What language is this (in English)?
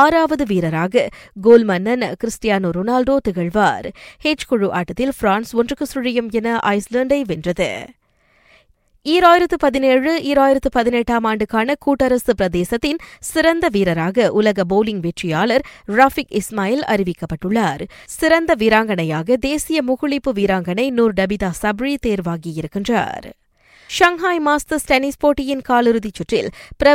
Tamil